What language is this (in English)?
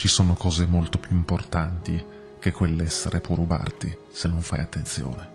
Italian